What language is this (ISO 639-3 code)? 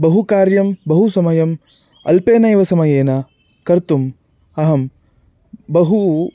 san